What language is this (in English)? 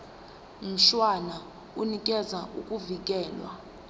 Zulu